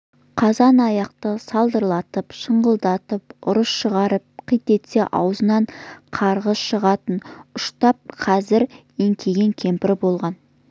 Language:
Kazakh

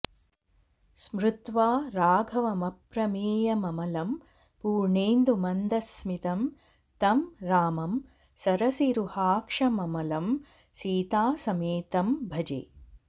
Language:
Sanskrit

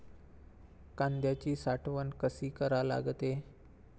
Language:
Marathi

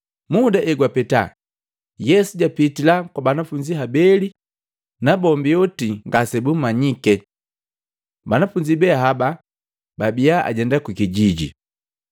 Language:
Matengo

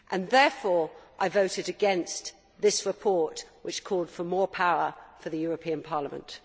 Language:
English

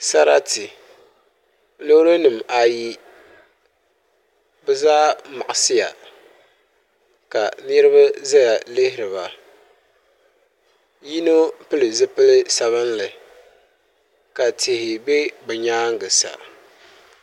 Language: Dagbani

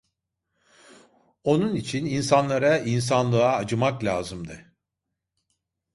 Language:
Turkish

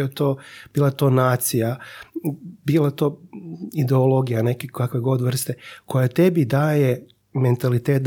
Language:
Croatian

